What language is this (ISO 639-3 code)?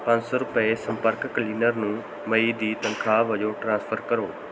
pan